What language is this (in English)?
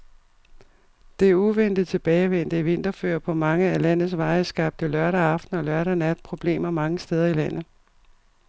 Danish